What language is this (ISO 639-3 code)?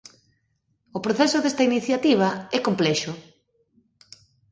glg